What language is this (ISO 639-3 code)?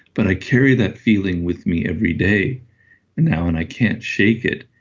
eng